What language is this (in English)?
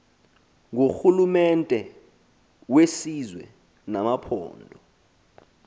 Xhosa